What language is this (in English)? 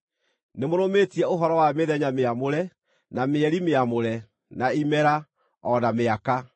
Kikuyu